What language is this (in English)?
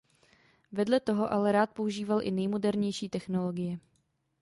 Czech